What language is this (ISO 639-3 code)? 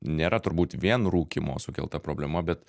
lit